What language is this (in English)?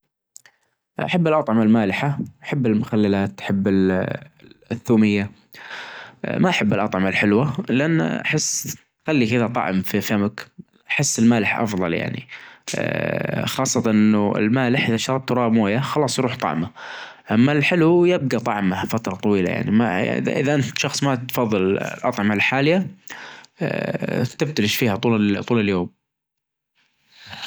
Najdi Arabic